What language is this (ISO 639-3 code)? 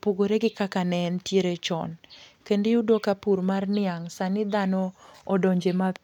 luo